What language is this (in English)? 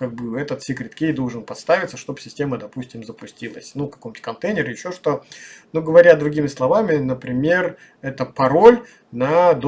Russian